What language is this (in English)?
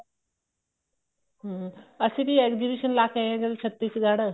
Punjabi